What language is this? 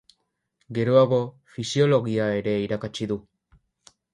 Basque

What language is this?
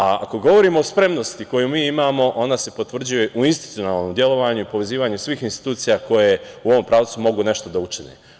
Serbian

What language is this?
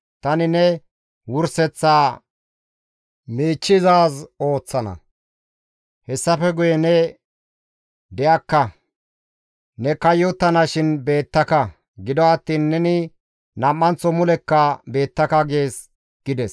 Gamo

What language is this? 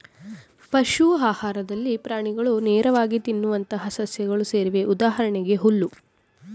Kannada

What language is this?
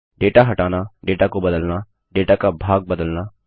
Hindi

